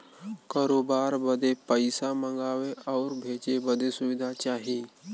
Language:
Bhojpuri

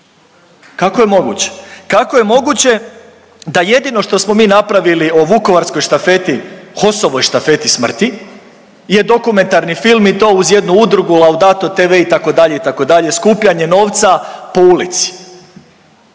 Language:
Croatian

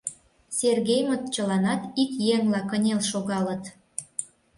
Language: Mari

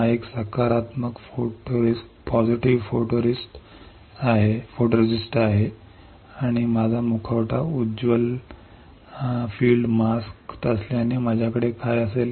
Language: Marathi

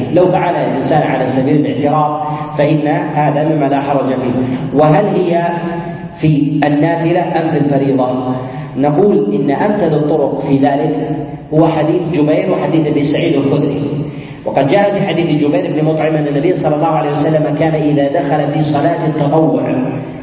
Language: Arabic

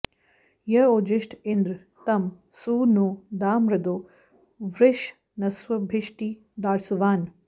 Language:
Sanskrit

